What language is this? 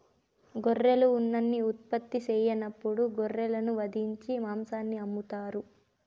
Telugu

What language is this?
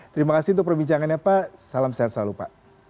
Indonesian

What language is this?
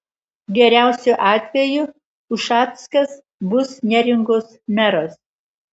Lithuanian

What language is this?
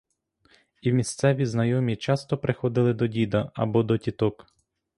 Ukrainian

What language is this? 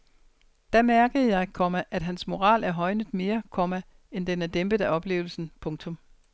Danish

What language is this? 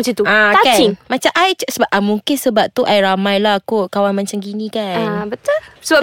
Malay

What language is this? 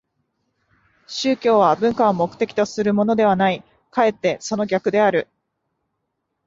Japanese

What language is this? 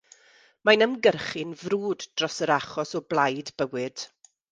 Welsh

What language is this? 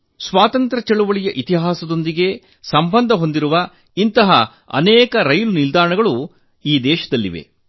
Kannada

